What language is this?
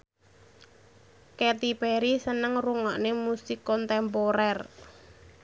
Javanese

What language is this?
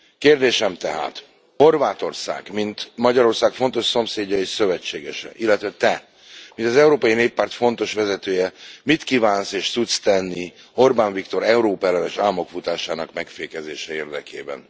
Hungarian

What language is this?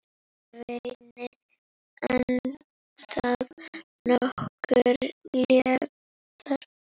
Icelandic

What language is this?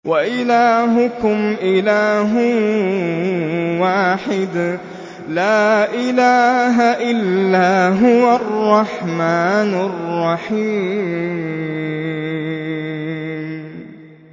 Arabic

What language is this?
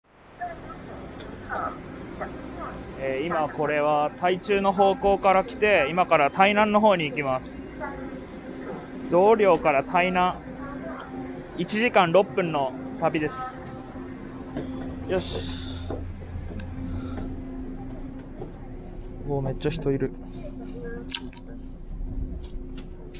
Japanese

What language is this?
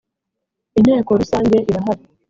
Kinyarwanda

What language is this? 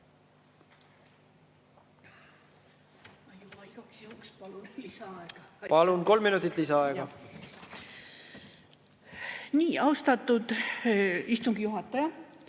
Estonian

